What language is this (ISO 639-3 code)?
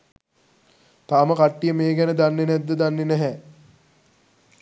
sin